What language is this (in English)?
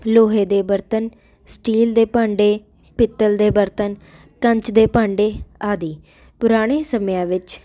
Punjabi